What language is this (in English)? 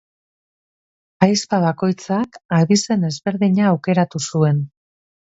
Basque